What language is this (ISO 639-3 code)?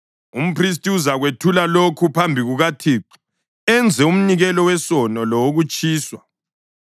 nde